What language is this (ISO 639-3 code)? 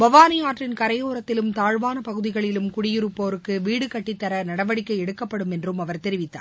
tam